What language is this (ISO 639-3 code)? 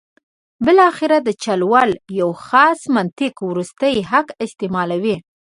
pus